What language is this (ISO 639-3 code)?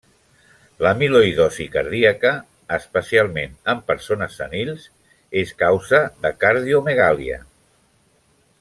cat